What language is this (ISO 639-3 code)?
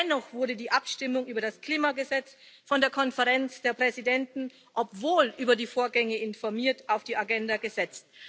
deu